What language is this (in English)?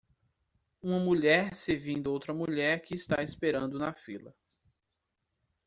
Portuguese